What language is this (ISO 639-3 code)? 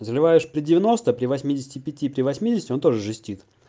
rus